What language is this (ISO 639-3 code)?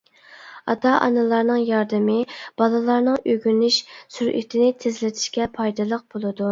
uig